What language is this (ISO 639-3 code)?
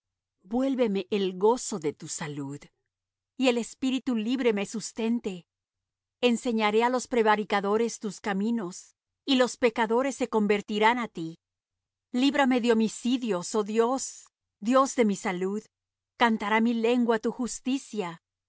spa